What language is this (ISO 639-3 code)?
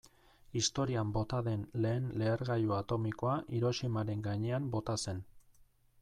eus